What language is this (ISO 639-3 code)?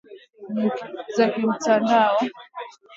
swa